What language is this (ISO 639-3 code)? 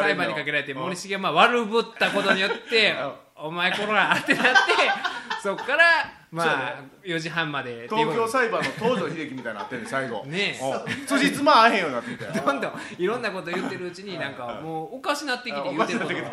jpn